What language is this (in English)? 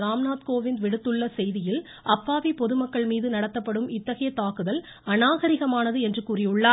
Tamil